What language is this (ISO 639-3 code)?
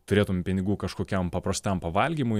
lit